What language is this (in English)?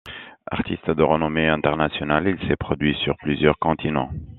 French